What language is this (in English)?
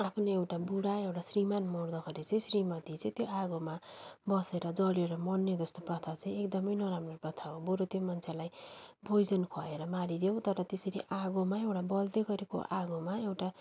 Nepali